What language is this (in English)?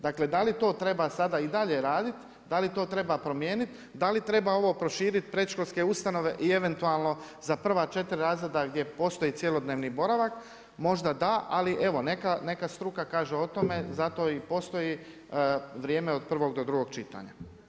Croatian